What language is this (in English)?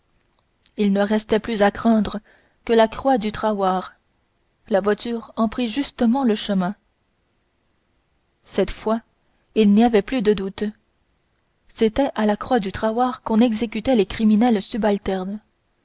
French